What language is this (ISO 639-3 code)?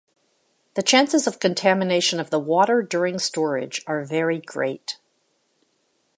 eng